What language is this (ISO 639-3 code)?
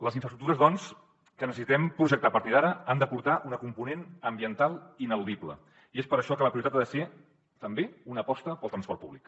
cat